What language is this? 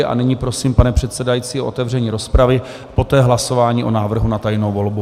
Czech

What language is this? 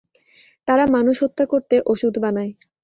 Bangla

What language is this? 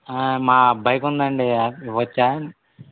Telugu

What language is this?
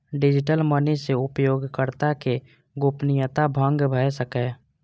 Maithili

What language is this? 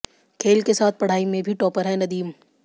Hindi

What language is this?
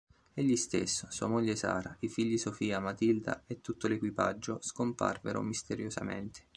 Italian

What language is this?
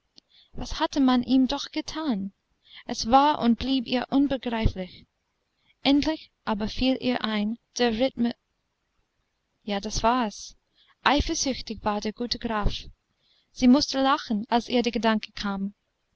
German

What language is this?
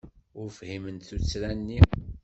Kabyle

